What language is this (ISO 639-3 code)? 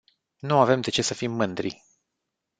ron